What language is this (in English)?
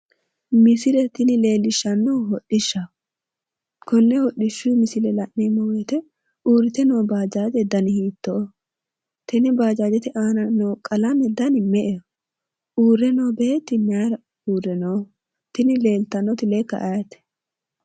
Sidamo